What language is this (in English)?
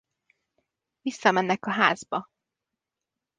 Hungarian